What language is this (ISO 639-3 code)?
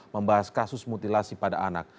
ind